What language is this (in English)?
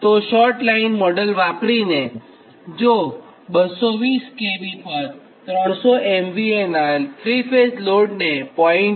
Gujarati